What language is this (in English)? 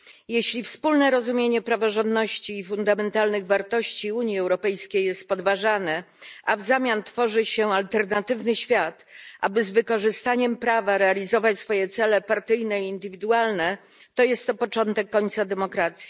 Polish